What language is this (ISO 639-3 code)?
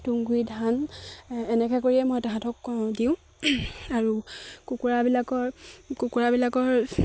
asm